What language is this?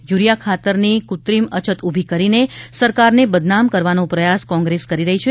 Gujarati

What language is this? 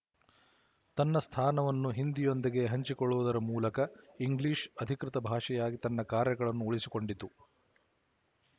Kannada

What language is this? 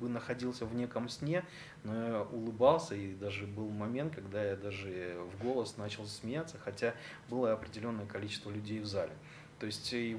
Russian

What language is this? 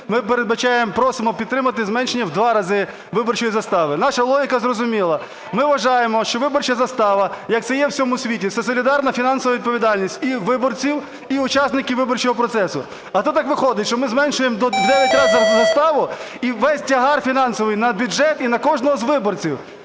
Ukrainian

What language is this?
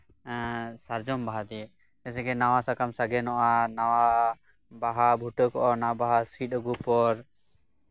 Santali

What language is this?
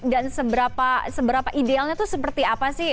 Indonesian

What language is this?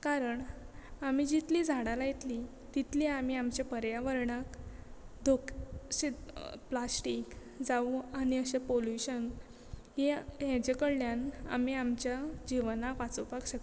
Konkani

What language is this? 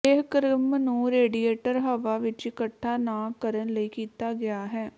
Punjabi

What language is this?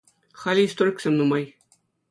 Chuvash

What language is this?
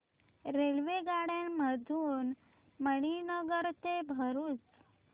Marathi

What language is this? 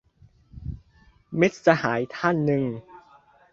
Thai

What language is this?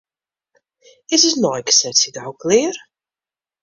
Western Frisian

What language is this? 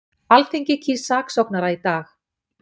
Icelandic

